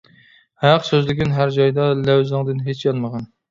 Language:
Uyghur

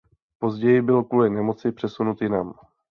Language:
Czech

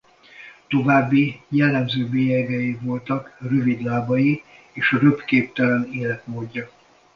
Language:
Hungarian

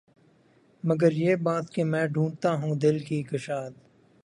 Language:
Urdu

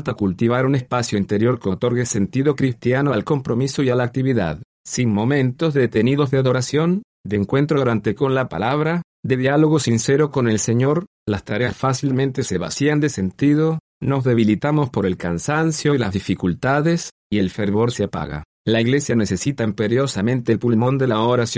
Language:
Spanish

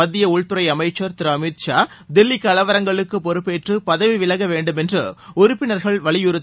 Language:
Tamil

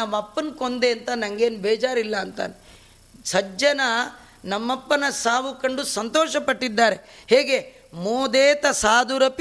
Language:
Kannada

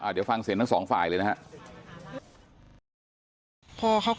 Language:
Thai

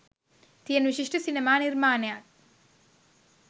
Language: Sinhala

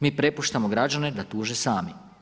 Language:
Croatian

